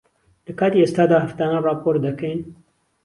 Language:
Central Kurdish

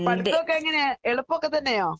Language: Malayalam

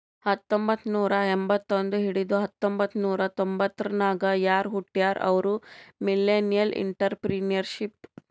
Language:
Kannada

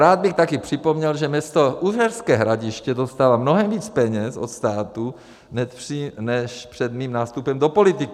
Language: Czech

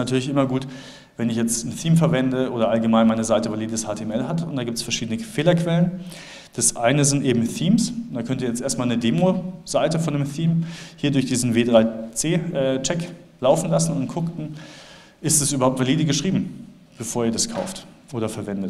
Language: German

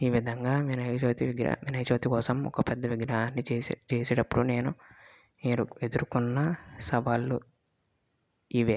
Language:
Telugu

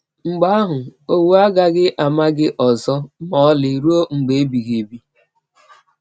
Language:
Igbo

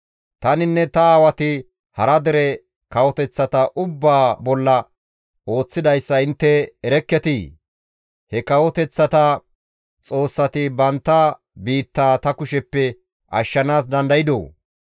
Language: Gamo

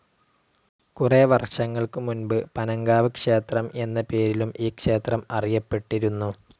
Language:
Malayalam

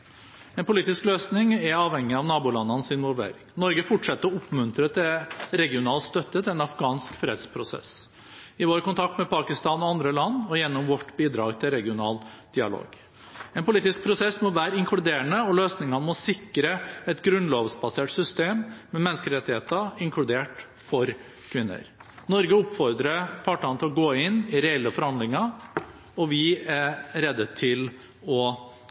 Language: Norwegian Bokmål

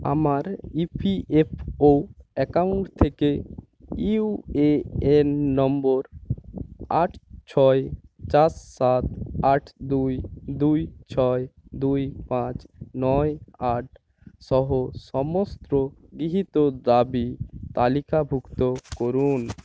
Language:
Bangla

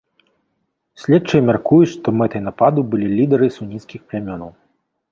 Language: Belarusian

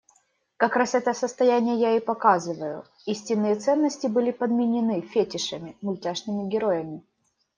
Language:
Russian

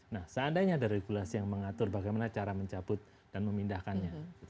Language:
Indonesian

